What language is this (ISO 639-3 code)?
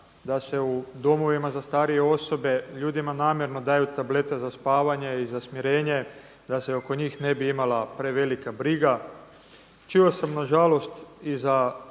hrv